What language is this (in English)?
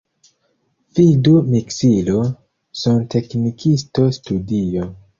Esperanto